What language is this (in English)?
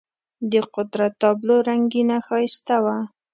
Pashto